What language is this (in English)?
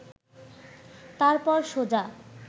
Bangla